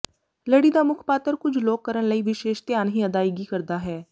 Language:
Punjabi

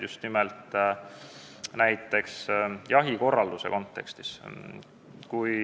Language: Estonian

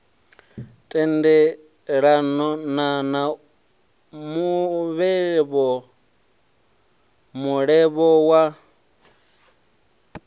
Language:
Venda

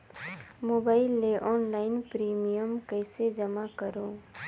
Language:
Chhattisgarhi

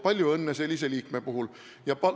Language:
Estonian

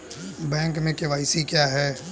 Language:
Hindi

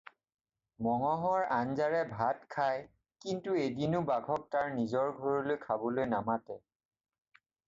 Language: Assamese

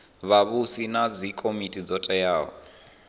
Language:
Venda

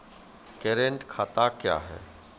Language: Maithili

